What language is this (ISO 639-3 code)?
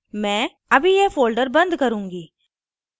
hin